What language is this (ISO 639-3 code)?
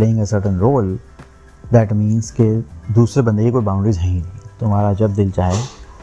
urd